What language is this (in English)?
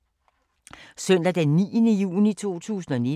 Danish